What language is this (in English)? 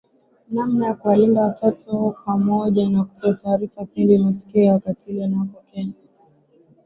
Swahili